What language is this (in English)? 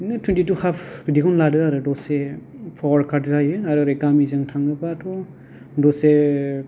Bodo